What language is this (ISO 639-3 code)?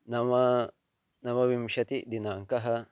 san